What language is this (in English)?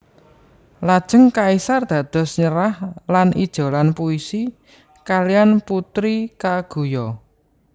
Javanese